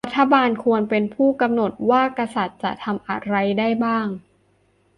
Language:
Thai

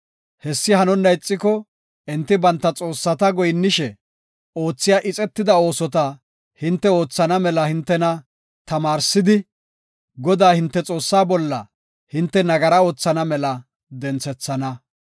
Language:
Gofa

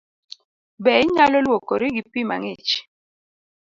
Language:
Luo (Kenya and Tanzania)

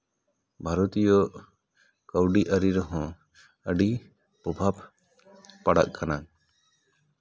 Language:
Santali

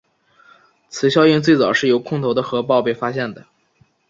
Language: Chinese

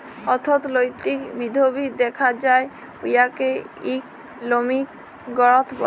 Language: Bangla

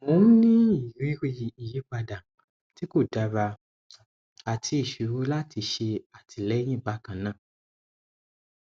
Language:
Yoruba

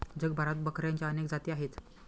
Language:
Marathi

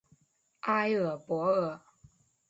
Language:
Chinese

